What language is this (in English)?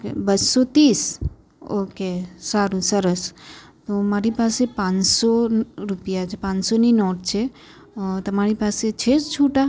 Gujarati